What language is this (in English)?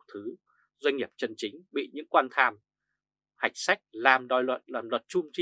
Vietnamese